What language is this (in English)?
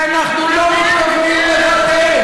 Hebrew